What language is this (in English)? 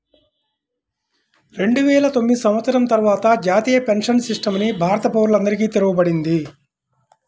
Telugu